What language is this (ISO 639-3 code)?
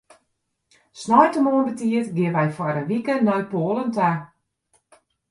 fry